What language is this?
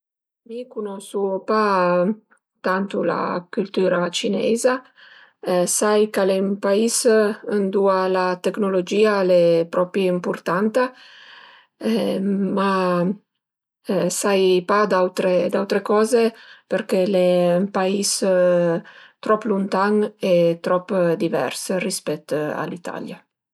Piedmontese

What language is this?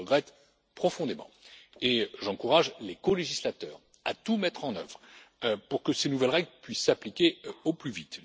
French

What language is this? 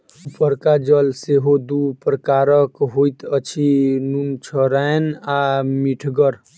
Maithili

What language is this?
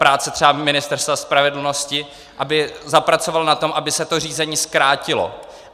Czech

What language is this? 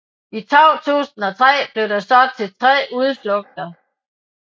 Danish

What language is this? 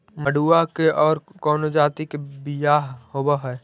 Magahi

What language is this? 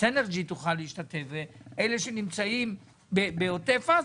Hebrew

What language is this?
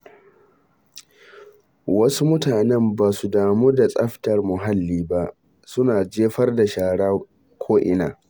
Hausa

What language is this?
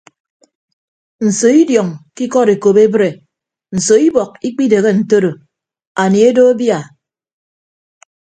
Ibibio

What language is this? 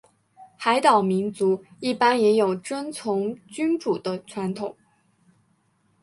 Chinese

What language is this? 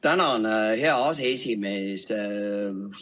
Estonian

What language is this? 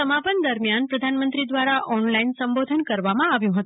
Gujarati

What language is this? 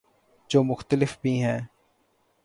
Urdu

